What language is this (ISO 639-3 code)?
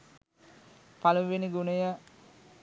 sin